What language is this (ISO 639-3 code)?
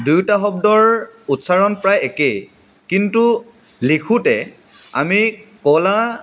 asm